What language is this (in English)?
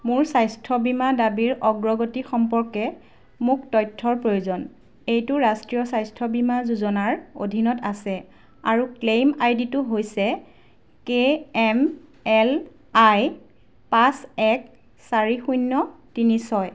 Assamese